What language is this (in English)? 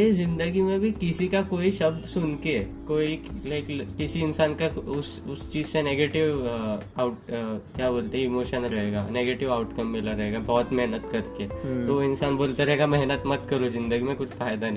Hindi